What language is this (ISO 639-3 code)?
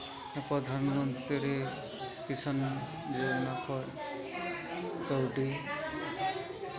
sat